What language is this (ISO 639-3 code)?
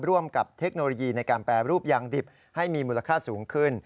tha